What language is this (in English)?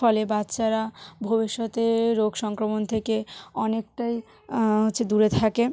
Bangla